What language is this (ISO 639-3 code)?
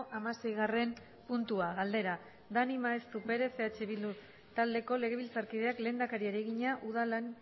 eus